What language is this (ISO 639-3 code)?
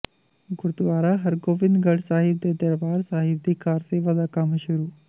pan